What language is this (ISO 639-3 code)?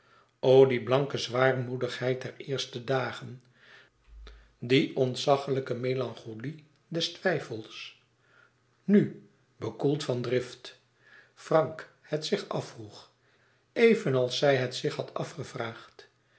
nld